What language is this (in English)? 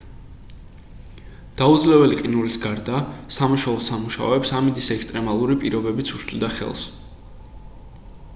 Georgian